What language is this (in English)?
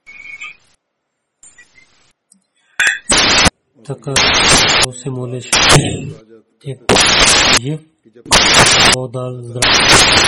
Bulgarian